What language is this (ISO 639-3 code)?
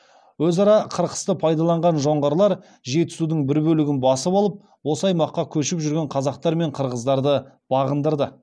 kaz